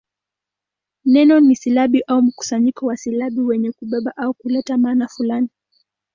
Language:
Swahili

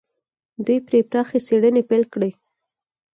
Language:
Pashto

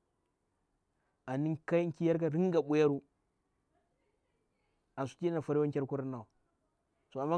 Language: Bura-Pabir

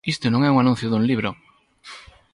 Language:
Galician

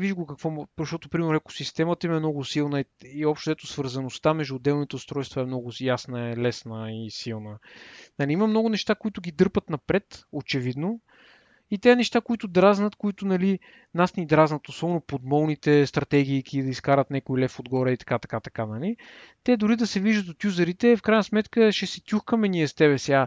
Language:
Bulgarian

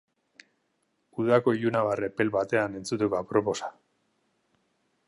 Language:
Basque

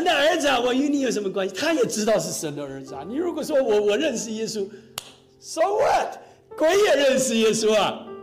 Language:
Chinese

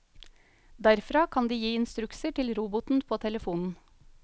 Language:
Norwegian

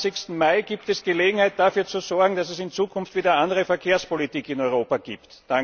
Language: German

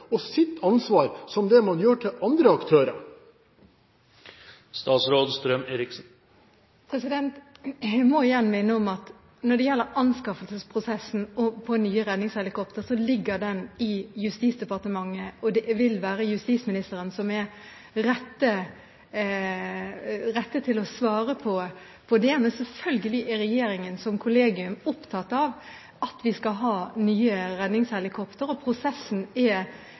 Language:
Norwegian Bokmål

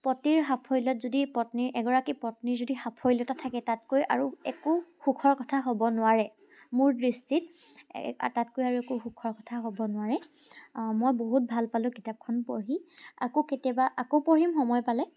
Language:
Assamese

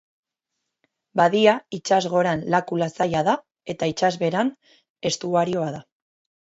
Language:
Basque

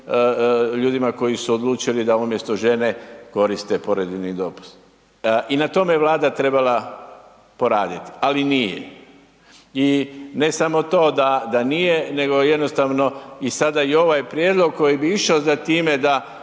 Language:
Croatian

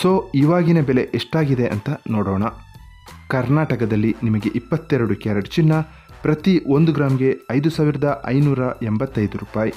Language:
Arabic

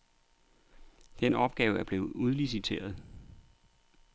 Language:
Danish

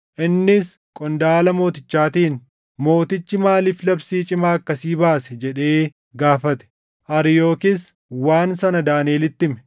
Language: Oromo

